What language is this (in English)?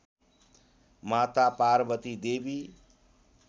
Nepali